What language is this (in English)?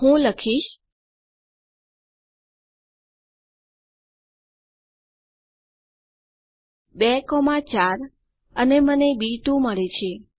Gujarati